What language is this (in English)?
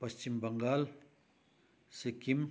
Nepali